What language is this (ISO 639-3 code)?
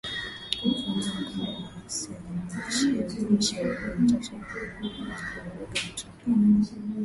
swa